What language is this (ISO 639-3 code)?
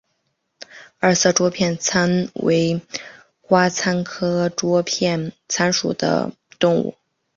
zho